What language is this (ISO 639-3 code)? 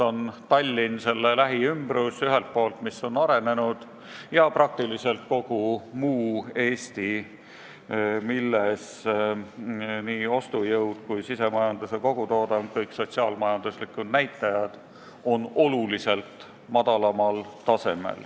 est